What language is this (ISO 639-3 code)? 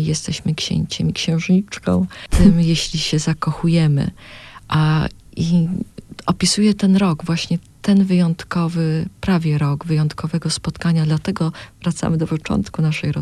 pol